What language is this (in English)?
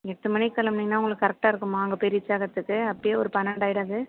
Tamil